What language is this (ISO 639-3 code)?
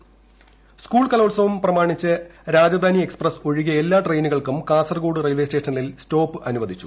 mal